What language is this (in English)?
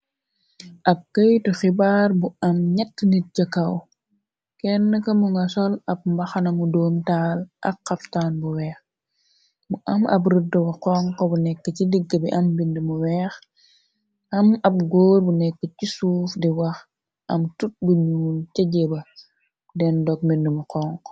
Wolof